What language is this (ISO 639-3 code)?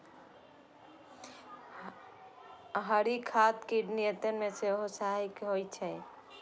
mai